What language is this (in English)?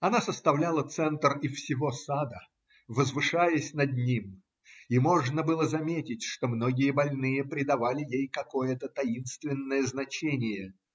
Russian